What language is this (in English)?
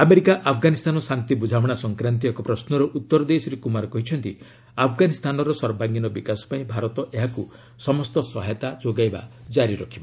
Odia